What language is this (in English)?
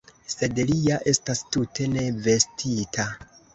Esperanto